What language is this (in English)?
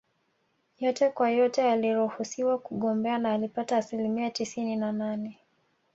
Swahili